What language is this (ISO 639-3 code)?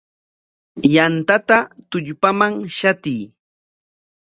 qwa